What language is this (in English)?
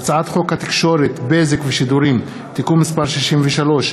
Hebrew